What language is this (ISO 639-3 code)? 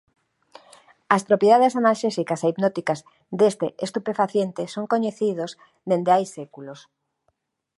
glg